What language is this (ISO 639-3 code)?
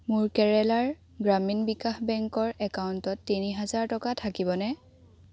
asm